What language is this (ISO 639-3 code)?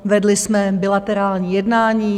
ces